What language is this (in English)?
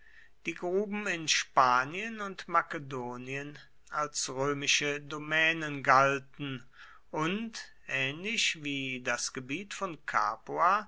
German